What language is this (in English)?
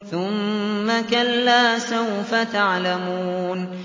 Arabic